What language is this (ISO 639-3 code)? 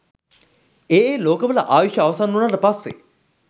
sin